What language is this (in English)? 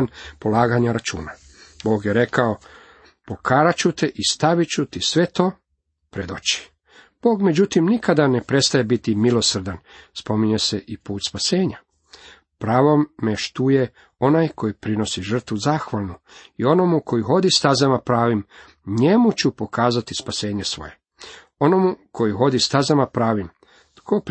Croatian